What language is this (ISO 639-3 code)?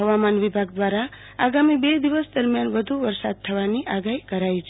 guj